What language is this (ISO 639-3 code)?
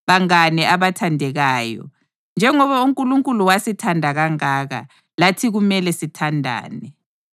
nde